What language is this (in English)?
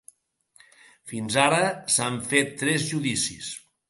Catalan